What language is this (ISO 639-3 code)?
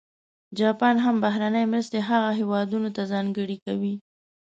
pus